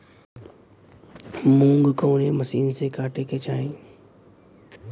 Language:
Bhojpuri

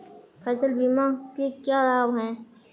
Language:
Hindi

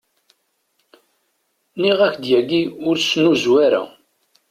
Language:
Kabyle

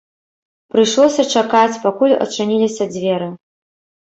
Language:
Belarusian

